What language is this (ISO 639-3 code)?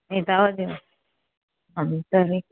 san